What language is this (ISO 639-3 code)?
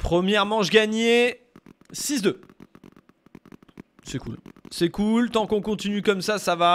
fra